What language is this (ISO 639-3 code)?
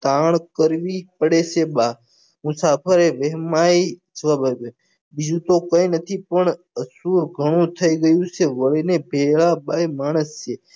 guj